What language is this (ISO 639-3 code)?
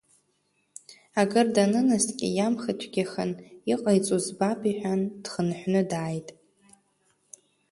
abk